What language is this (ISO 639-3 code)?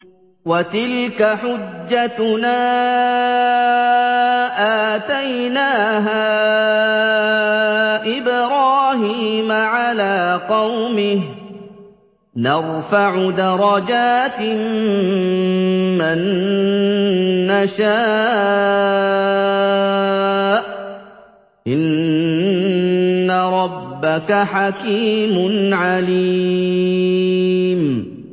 ara